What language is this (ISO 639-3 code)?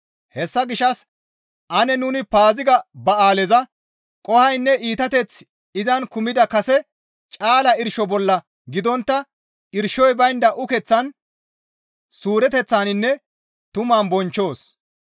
gmv